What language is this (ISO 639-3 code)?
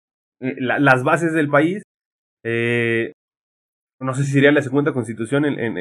spa